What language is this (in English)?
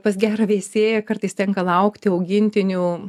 Lithuanian